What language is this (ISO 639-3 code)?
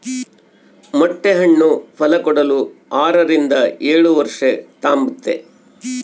kan